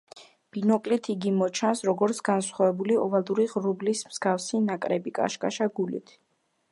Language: Georgian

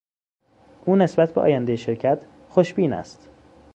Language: Persian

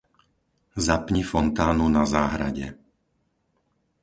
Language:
Slovak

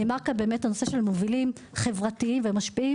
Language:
Hebrew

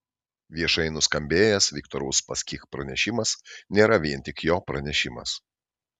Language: Lithuanian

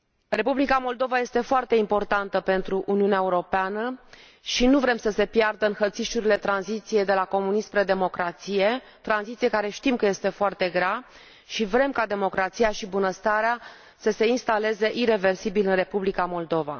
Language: Romanian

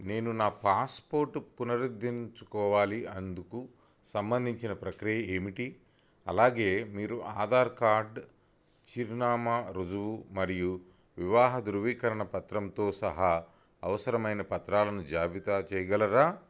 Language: Telugu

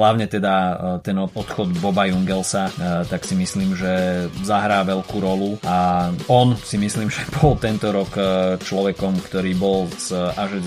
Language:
Slovak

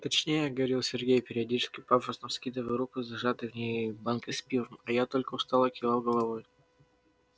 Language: Russian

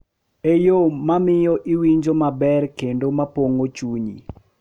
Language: Luo (Kenya and Tanzania)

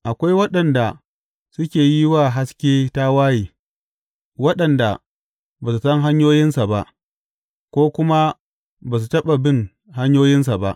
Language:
Hausa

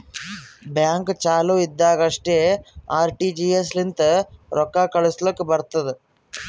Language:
Kannada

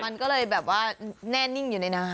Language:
Thai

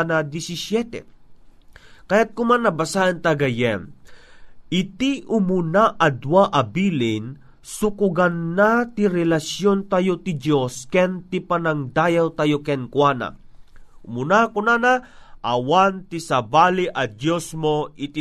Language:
Filipino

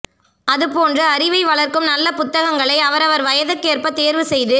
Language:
Tamil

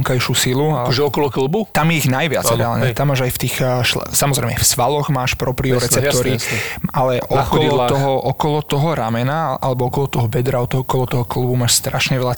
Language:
Slovak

